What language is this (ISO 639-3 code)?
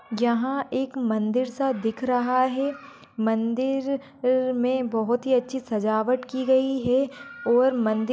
mwr